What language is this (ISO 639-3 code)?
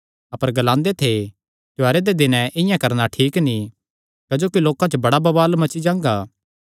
xnr